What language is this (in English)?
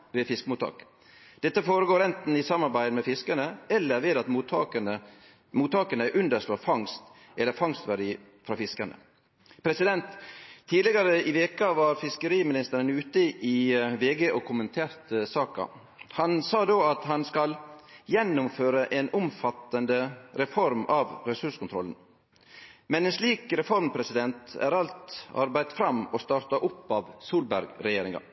Norwegian Nynorsk